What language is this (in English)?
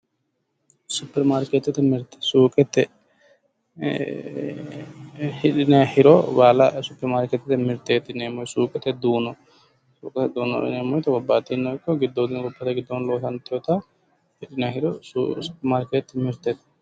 Sidamo